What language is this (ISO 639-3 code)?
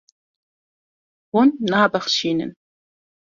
kur